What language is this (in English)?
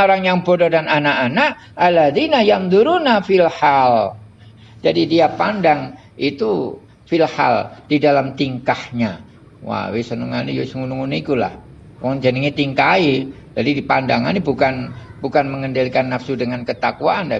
Indonesian